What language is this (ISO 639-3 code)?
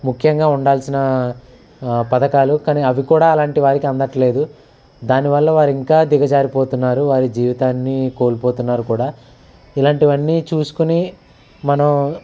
tel